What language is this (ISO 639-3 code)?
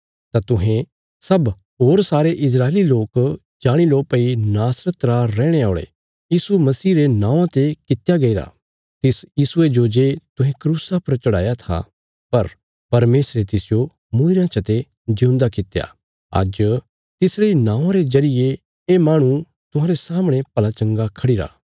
kfs